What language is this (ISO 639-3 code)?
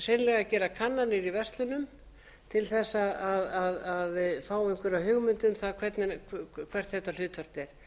isl